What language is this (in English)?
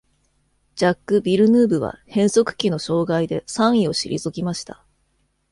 Japanese